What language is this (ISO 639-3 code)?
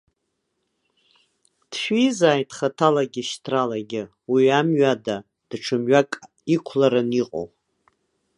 abk